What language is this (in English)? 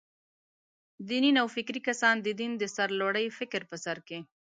Pashto